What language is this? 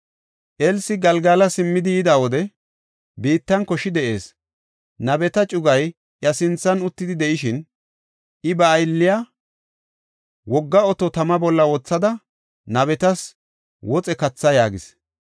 Gofa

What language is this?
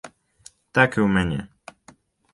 Belarusian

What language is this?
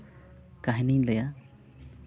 Santali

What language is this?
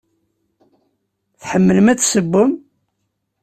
Kabyle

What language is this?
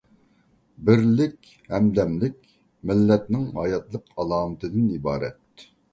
Uyghur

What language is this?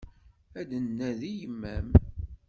Kabyle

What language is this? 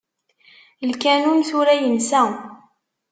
Kabyle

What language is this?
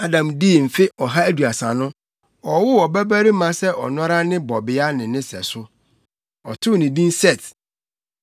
Akan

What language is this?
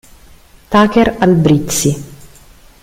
Italian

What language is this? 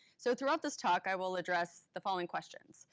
English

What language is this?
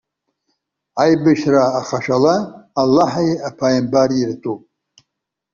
Abkhazian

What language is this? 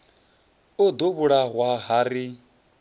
Venda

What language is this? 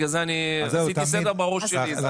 Hebrew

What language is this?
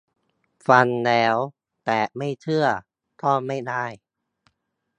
Thai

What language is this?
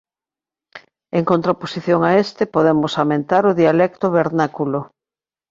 Galician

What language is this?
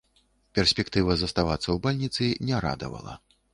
Belarusian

